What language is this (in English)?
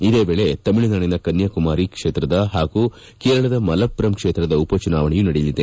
Kannada